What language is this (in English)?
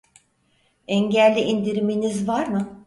Turkish